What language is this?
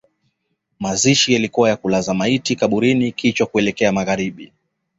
Swahili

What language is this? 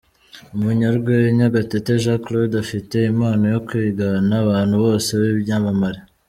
Kinyarwanda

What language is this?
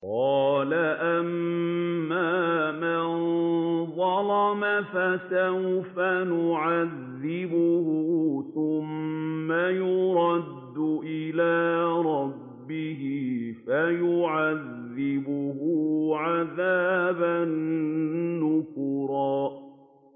Arabic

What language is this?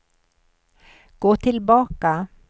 Swedish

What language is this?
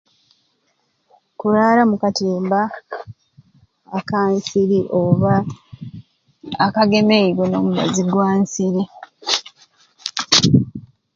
Ruuli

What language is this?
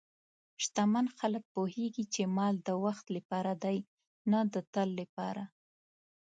Pashto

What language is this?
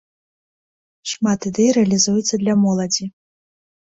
Belarusian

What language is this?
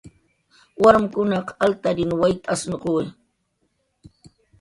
Jaqaru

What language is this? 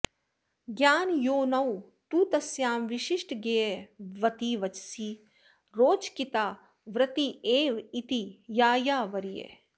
Sanskrit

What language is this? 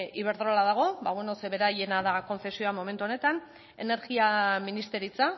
Basque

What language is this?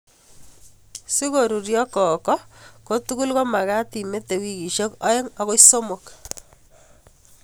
Kalenjin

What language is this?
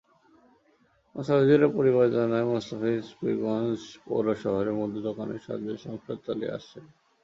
Bangla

